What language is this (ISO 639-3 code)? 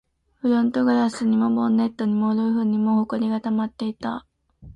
jpn